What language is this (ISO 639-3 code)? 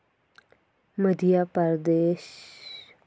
kas